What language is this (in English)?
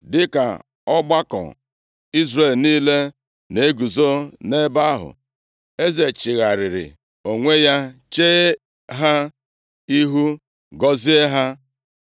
Igbo